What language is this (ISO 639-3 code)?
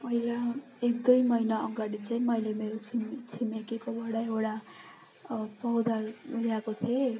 nep